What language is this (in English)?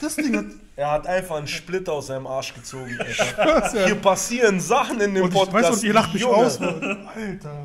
German